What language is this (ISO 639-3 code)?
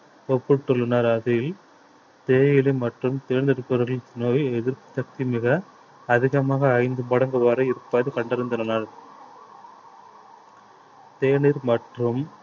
tam